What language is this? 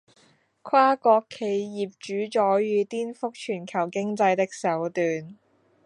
Chinese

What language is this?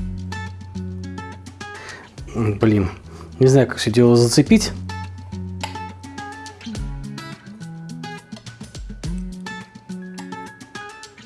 Russian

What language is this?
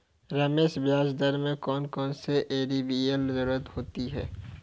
Hindi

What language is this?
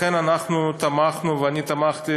Hebrew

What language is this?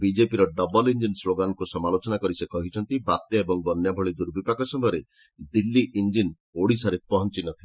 Odia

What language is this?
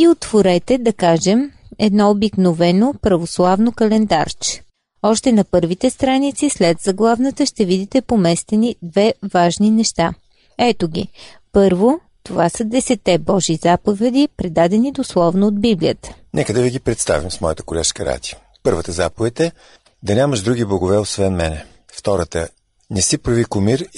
Bulgarian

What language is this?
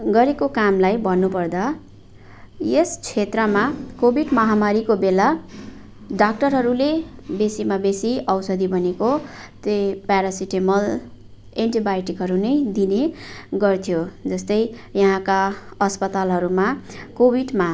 Nepali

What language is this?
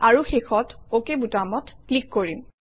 Assamese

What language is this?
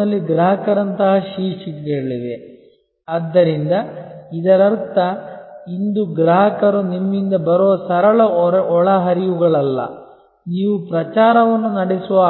Kannada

